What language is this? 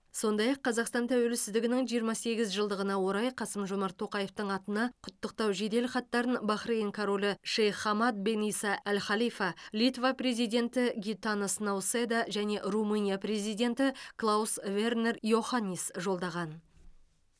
Kazakh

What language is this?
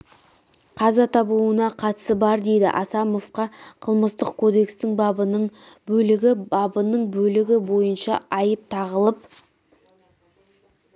Kazakh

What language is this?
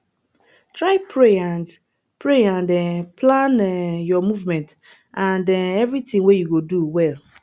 Nigerian Pidgin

